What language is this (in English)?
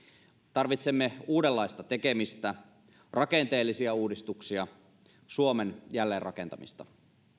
Finnish